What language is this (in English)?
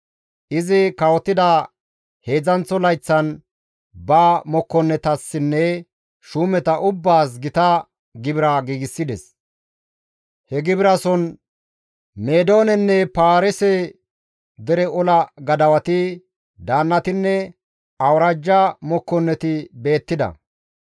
Gamo